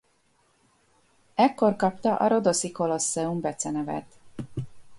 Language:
Hungarian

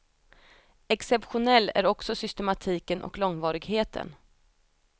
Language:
Swedish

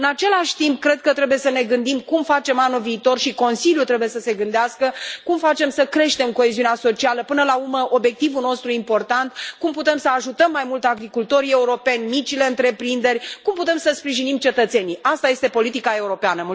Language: Romanian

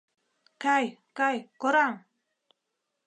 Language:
Mari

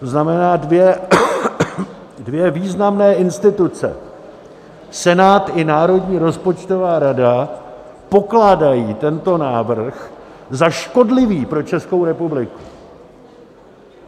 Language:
Czech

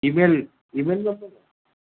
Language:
Gujarati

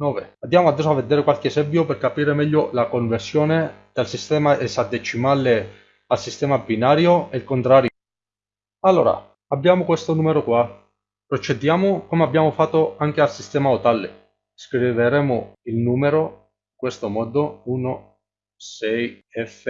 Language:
Italian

